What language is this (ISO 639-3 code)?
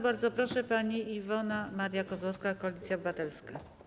pol